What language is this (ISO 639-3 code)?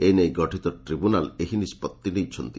ori